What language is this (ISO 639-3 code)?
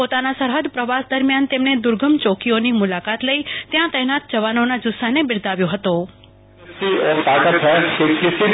guj